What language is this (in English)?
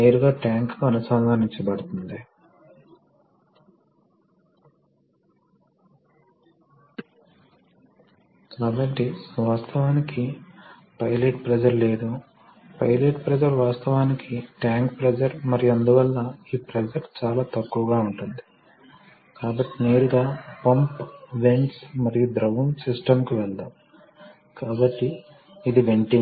Telugu